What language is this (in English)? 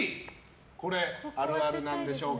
Japanese